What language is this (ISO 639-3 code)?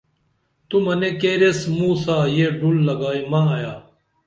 dml